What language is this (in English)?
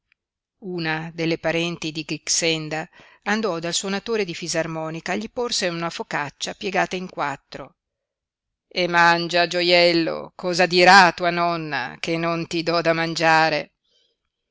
Italian